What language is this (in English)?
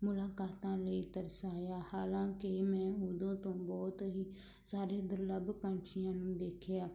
Punjabi